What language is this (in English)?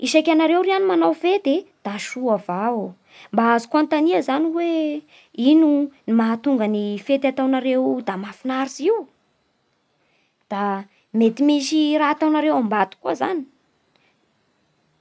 Bara Malagasy